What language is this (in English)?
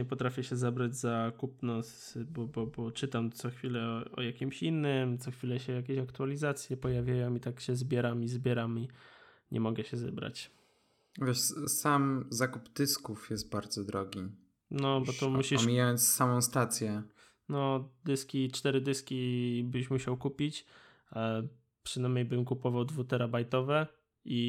Polish